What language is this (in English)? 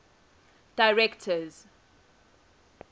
English